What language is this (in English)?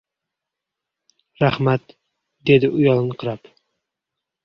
Uzbek